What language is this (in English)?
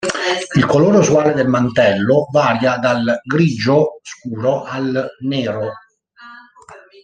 Italian